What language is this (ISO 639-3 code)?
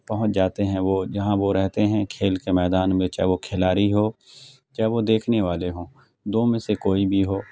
urd